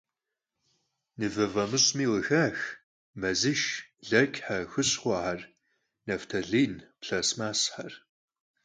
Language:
Kabardian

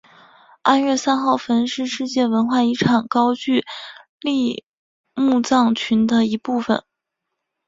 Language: Chinese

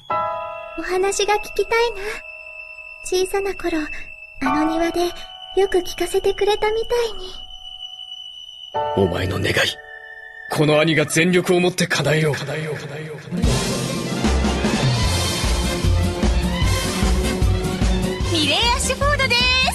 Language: Japanese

